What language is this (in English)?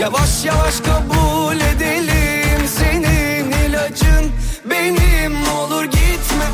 Turkish